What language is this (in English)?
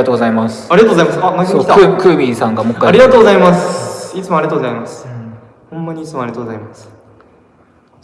Japanese